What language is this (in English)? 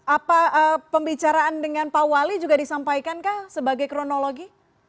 Indonesian